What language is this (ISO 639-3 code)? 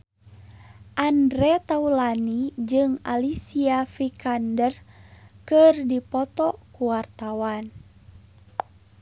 sun